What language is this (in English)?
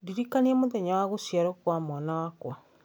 Kikuyu